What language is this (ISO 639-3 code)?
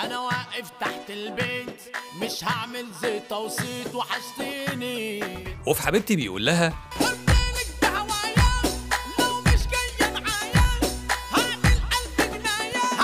ara